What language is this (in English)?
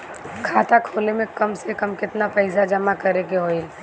Bhojpuri